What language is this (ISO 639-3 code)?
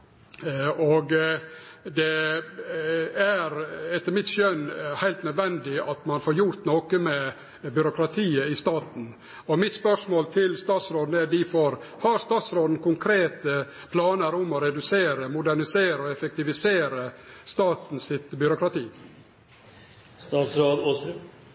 nno